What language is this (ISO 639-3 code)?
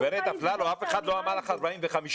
heb